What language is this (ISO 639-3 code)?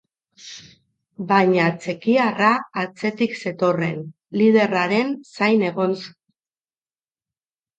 eus